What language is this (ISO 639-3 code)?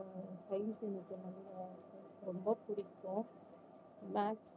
tam